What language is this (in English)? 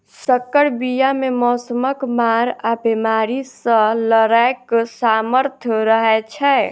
Maithili